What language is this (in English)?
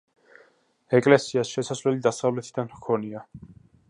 Georgian